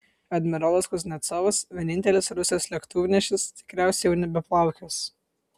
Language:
Lithuanian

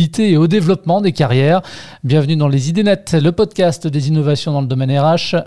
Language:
French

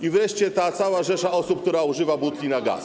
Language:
Polish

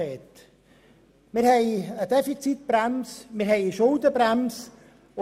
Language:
Swiss German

